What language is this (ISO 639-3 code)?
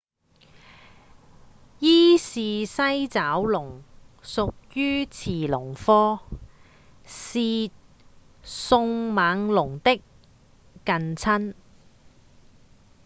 yue